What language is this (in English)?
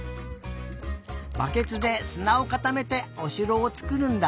Japanese